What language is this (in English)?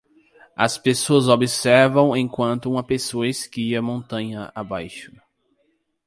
Portuguese